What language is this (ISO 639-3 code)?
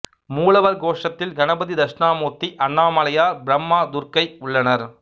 tam